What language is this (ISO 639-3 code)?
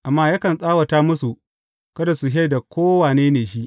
hau